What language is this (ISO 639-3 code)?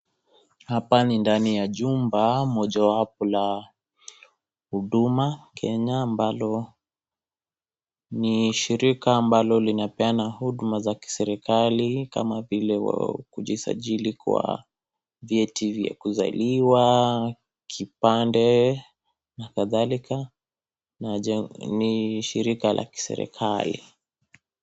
swa